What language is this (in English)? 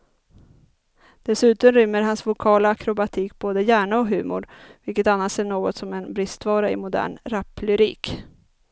Swedish